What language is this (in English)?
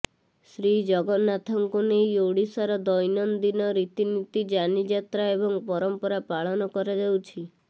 Odia